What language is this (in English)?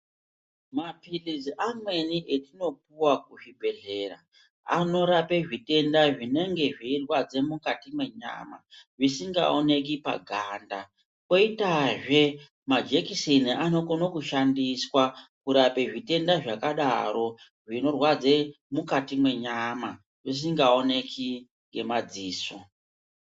Ndau